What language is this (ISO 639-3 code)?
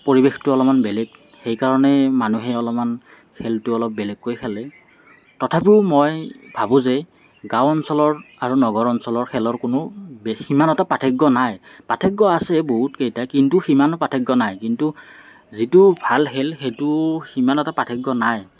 asm